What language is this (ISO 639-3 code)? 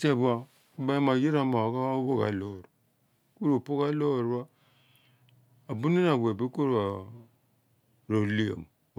abn